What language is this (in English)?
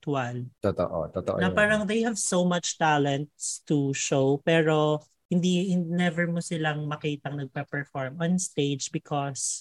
Filipino